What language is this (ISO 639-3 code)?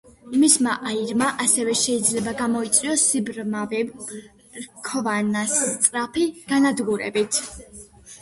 kat